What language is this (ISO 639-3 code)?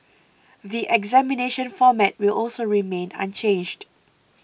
eng